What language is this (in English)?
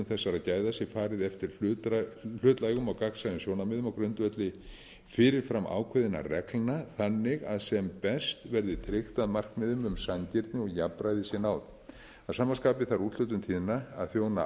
Icelandic